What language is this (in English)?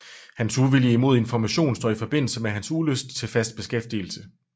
Danish